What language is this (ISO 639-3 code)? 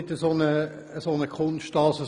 gsw